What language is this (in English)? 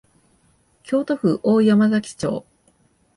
Japanese